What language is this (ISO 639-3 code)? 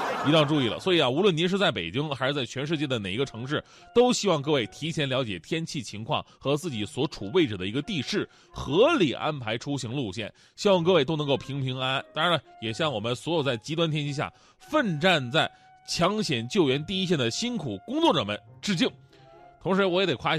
zho